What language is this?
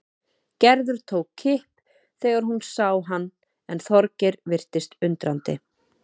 Icelandic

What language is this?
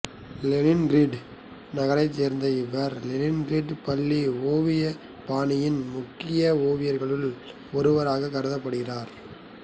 Tamil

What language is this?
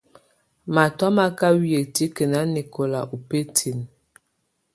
Tunen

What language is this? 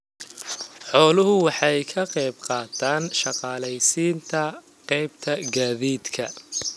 Somali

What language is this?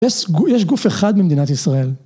Hebrew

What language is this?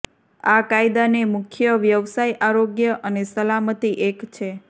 Gujarati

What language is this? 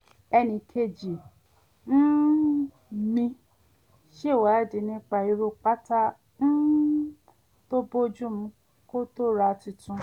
Yoruba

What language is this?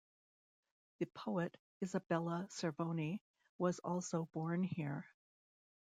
English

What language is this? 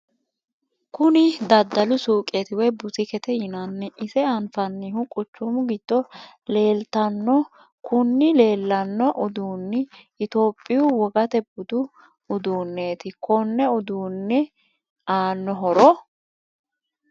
Sidamo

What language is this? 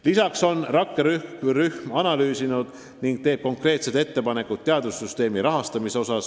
Estonian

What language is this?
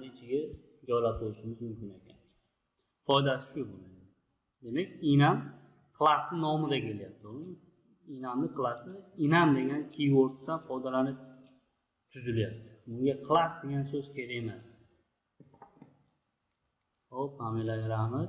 Turkish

